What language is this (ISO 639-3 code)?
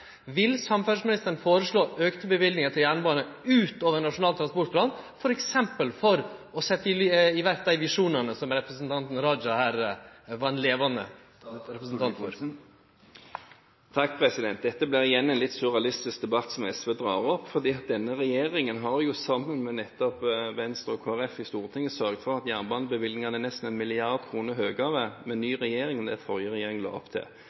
nor